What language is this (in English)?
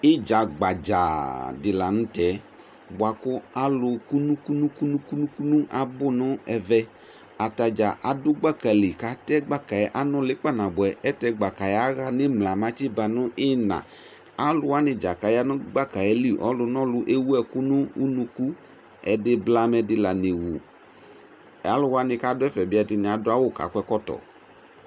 Ikposo